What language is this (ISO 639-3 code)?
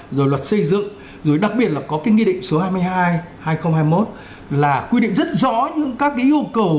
vie